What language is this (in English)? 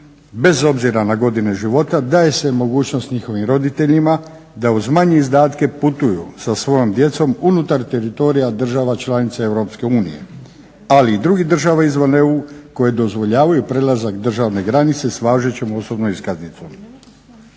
Croatian